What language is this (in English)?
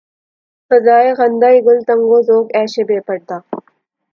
Urdu